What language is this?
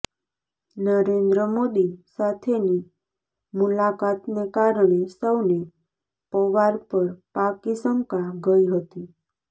Gujarati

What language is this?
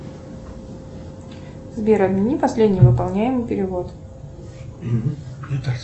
Russian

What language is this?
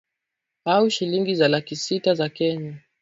Swahili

